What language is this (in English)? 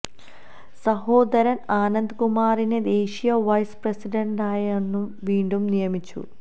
Malayalam